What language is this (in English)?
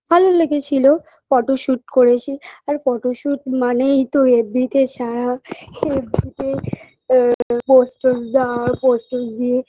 Bangla